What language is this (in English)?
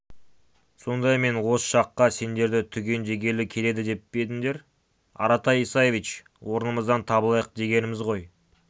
Kazakh